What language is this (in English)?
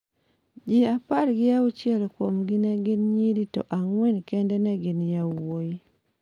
Luo (Kenya and Tanzania)